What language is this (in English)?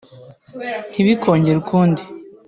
Kinyarwanda